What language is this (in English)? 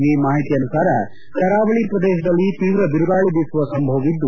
Kannada